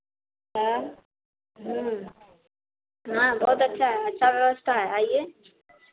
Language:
Hindi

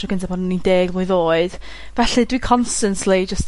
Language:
Welsh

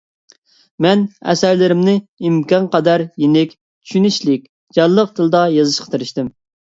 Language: Uyghur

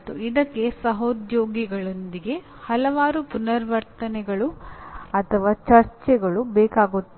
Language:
Kannada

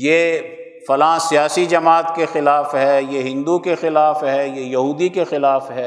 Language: Urdu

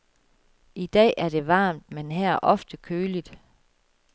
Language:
Danish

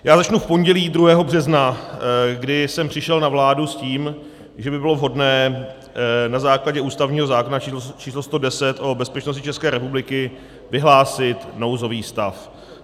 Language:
Czech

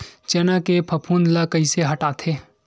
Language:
Chhattisgarhi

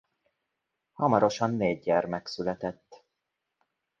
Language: Hungarian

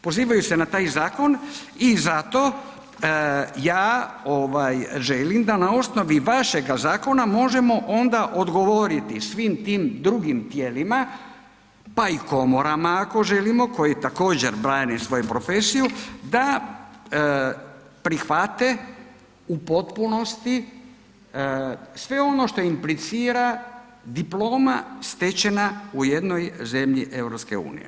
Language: Croatian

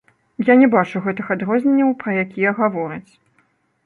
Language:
Belarusian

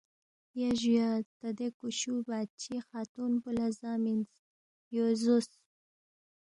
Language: Balti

